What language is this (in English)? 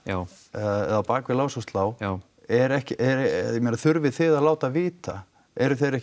Icelandic